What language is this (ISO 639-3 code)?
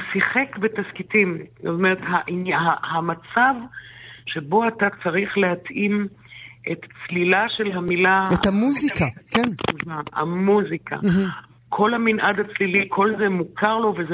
heb